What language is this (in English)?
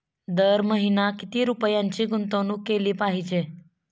Marathi